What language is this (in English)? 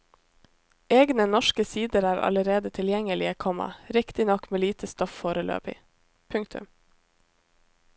Norwegian